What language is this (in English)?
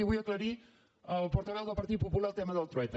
Catalan